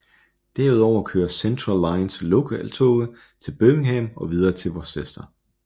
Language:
Danish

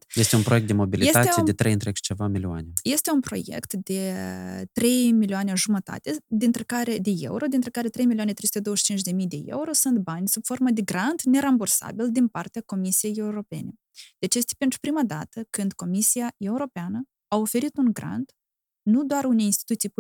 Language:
Romanian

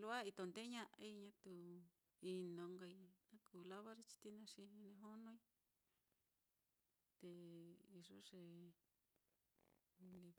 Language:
Mitlatongo Mixtec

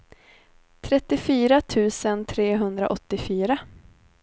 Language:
Swedish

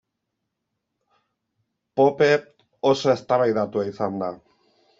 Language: Basque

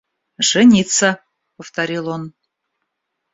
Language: Russian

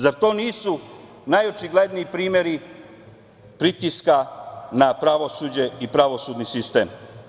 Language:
Serbian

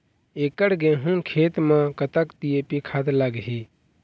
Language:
Chhattisgarhi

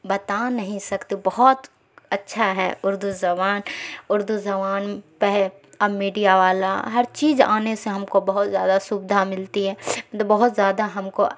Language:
Urdu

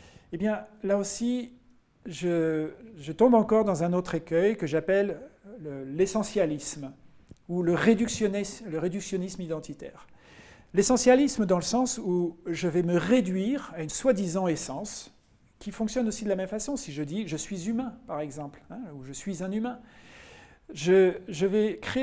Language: French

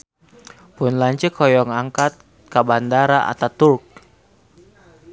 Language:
Sundanese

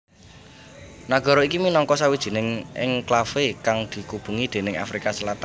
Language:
Javanese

